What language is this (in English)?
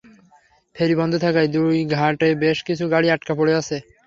Bangla